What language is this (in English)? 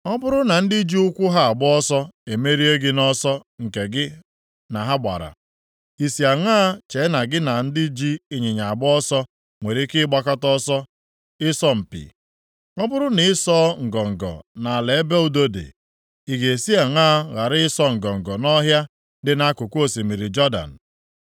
Igbo